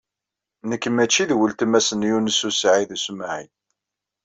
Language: Kabyle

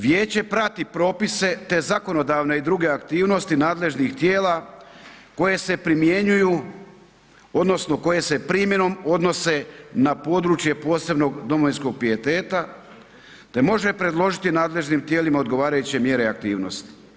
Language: Croatian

